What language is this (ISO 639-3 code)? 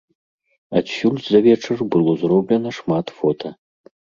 bel